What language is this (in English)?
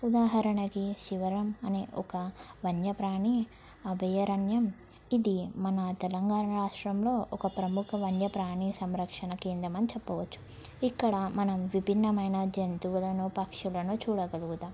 Telugu